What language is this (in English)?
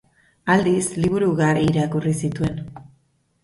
Basque